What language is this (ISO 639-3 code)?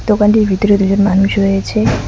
ben